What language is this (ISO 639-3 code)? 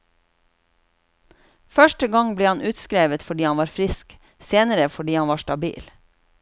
nor